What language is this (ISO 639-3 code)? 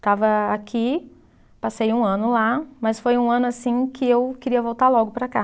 por